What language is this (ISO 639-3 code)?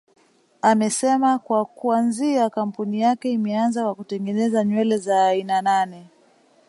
swa